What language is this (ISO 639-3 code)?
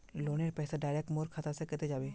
mag